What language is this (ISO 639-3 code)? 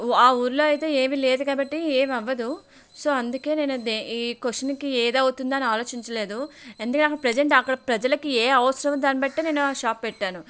tel